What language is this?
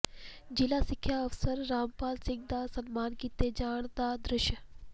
Punjabi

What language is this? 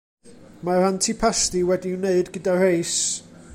Welsh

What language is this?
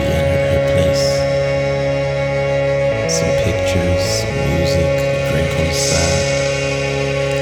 Spanish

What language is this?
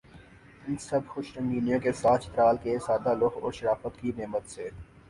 Urdu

